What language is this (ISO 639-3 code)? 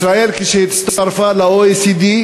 heb